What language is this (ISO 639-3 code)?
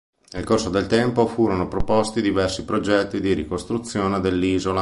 ita